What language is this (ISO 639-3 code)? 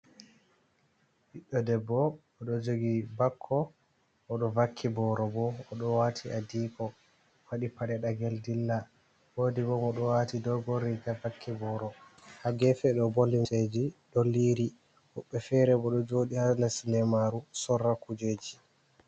ful